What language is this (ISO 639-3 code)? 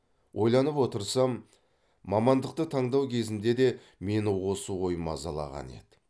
kaz